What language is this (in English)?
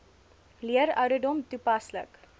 Afrikaans